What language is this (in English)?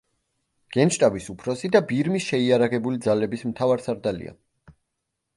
Georgian